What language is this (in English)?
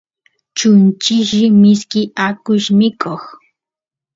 Santiago del Estero Quichua